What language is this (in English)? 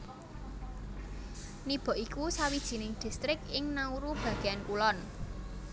Javanese